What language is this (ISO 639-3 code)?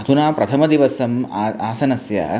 san